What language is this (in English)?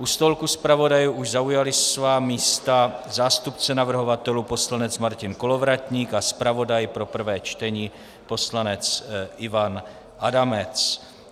Czech